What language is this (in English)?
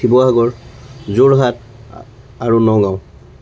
Assamese